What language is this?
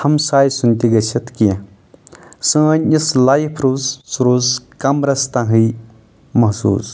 Kashmiri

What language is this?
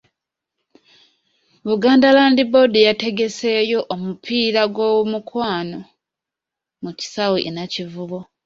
Ganda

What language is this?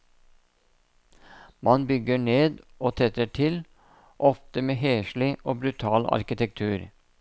Norwegian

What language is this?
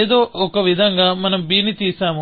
Telugu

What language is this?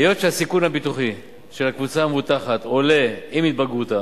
Hebrew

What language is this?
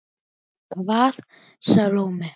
Icelandic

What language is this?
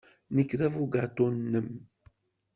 Kabyle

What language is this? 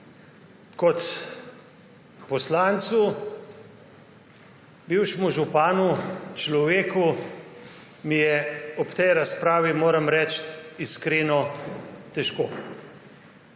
Slovenian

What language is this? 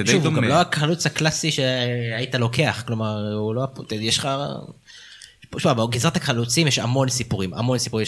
Hebrew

